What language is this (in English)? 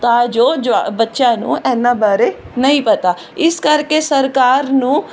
Punjabi